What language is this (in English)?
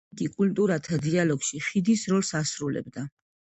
Georgian